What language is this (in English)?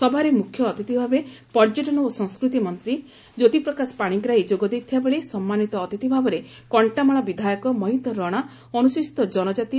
Odia